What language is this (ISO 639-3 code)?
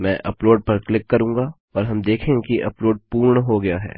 hin